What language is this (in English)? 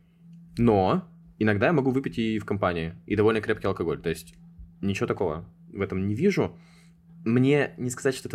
Russian